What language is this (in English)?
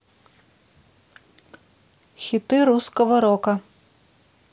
Russian